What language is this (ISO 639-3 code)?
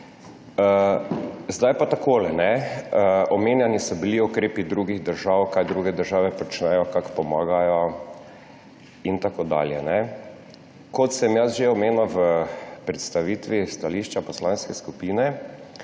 slv